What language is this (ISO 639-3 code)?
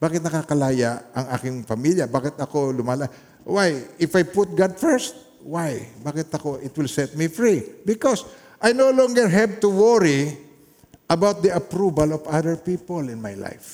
fil